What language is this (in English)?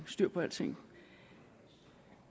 Danish